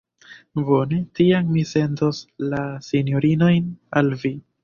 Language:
Esperanto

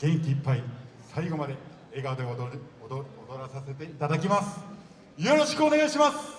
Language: Japanese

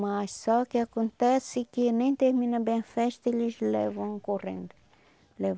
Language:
Portuguese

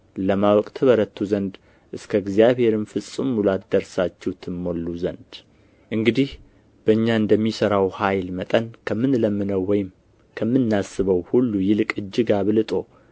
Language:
Amharic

